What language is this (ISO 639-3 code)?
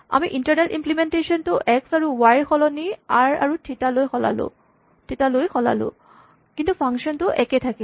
asm